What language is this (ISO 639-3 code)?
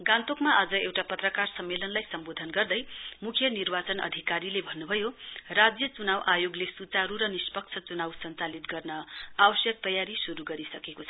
nep